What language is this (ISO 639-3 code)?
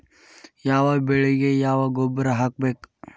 kan